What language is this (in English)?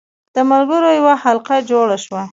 Pashto